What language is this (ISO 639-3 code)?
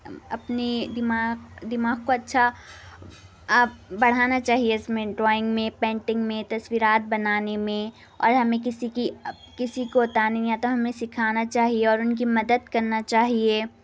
urd